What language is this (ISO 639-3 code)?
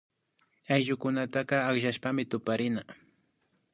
qvi